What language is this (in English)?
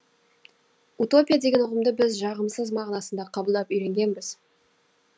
Kazakh